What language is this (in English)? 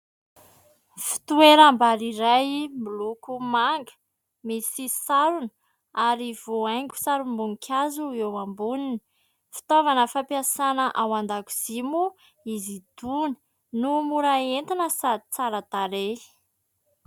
Malagasy